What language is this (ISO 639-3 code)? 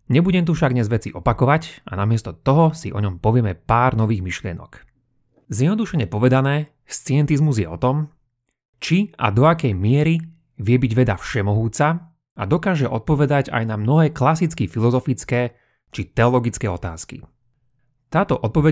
slk